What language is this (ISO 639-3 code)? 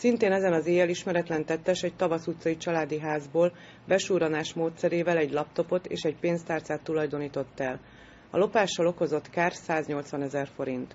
hun